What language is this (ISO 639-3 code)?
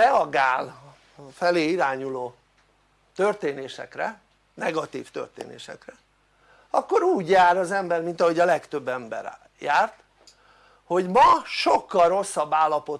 hun